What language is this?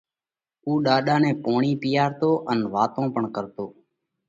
Parkari Koli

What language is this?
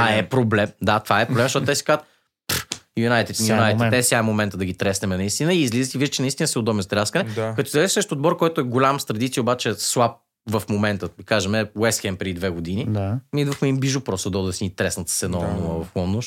Bulgarian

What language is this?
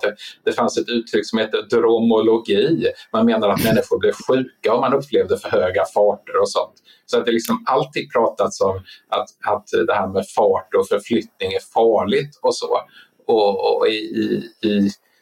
Swedish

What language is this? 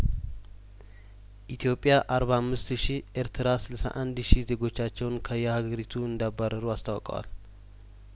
Amharic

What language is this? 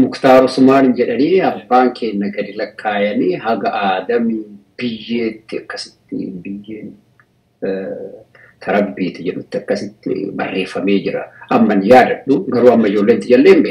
Arabic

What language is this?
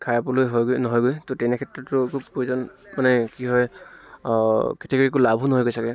Assamese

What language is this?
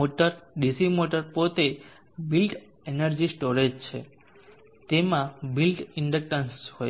Gujarati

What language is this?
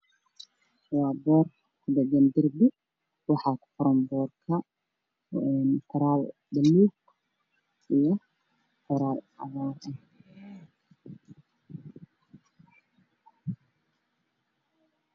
Somali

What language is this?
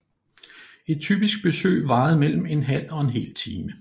Danish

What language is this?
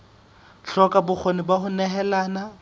Southern Sotho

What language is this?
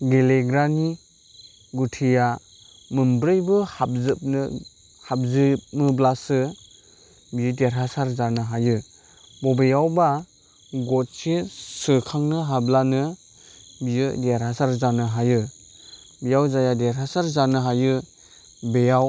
Bodo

